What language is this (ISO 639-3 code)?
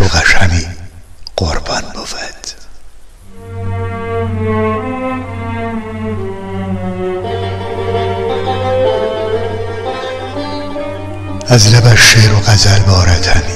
fas